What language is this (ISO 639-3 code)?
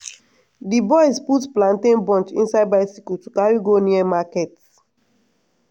pcm